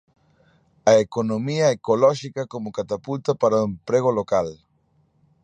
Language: Galician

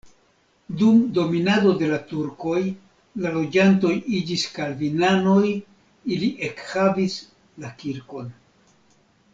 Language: Esperanto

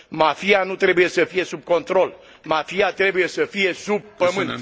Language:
Romanian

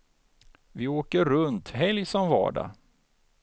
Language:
Swedish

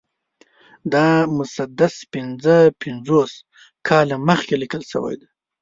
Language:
Pashto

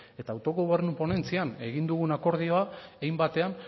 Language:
Basque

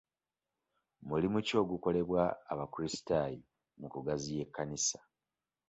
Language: Ganda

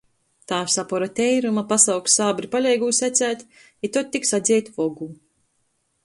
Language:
Latgalian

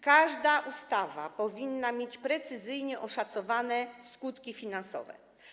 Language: Polish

